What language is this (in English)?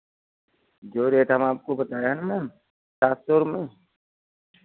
Hindi